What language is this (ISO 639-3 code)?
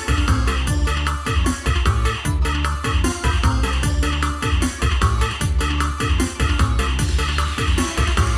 ind